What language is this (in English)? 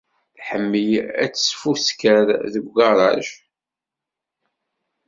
Kabyle